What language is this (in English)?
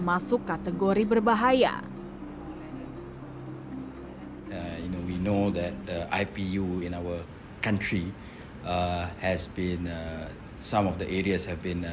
Indonesian